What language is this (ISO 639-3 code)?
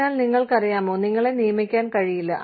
mal